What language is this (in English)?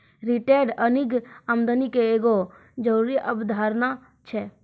Maithili